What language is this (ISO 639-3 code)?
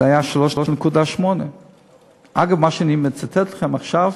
heb